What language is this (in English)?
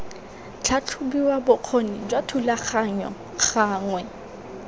Tswana